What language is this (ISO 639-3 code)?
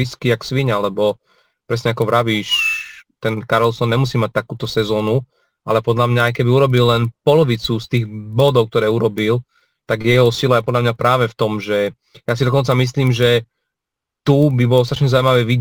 slk